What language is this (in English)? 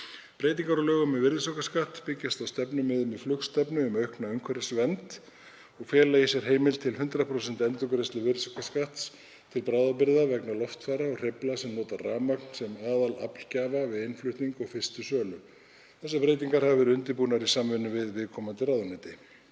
Icelandic